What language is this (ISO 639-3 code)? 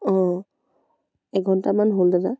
asm